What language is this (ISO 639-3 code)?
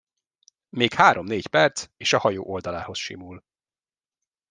hun